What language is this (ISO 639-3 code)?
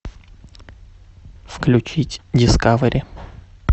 rus